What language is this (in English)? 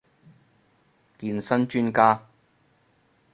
Cantonese